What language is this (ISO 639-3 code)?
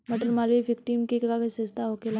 bho